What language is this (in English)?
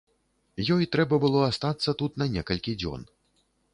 Belarusian